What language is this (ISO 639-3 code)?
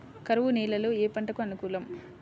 tel